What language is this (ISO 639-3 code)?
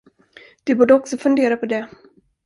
swe